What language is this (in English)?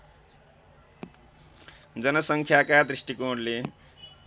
Nepali